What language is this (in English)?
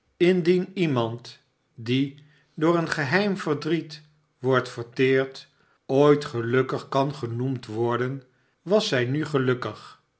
Dutch